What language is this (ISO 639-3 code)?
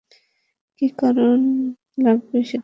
ben